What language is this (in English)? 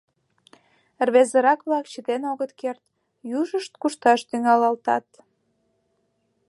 Mari